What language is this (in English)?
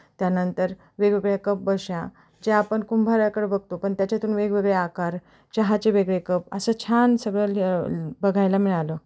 Marathi